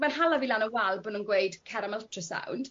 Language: Welsh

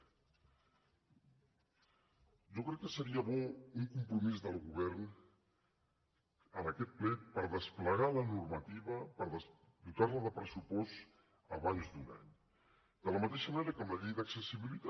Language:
Catalan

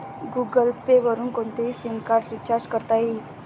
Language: Marathi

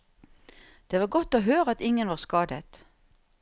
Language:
Norwegian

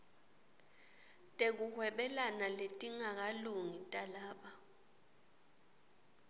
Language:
Swati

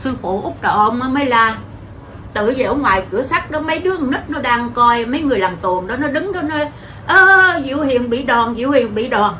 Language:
Vietnamese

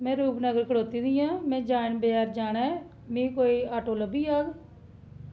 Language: Dogri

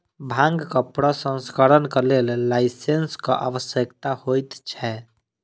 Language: Maithili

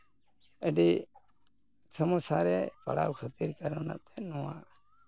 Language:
Santali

